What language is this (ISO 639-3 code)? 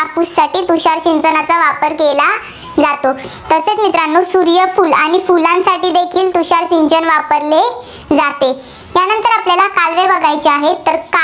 mar